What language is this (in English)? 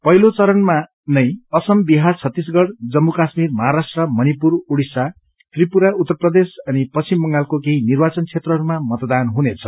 Nepali